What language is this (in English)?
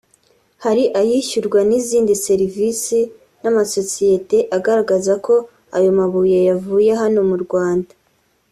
Kinyarwanda